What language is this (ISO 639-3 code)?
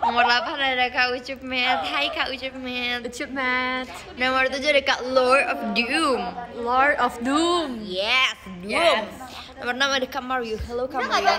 ind